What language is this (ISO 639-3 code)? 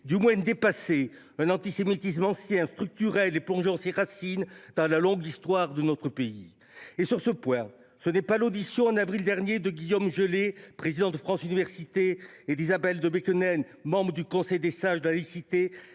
fra